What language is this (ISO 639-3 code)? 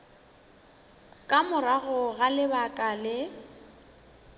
nso